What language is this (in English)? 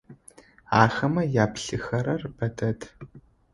Adyghe